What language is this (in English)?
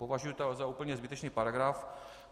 Czech